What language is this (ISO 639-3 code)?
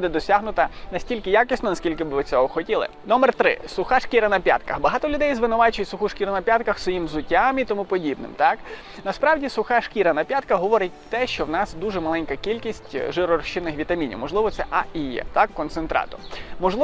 rus